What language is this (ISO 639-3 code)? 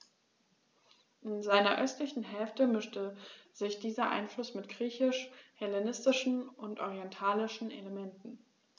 deu